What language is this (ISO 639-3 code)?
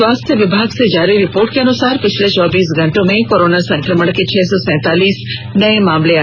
hin